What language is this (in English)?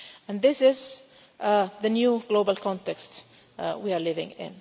English